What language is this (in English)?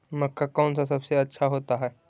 Magahi